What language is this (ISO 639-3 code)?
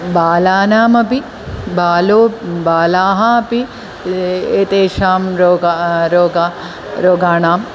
san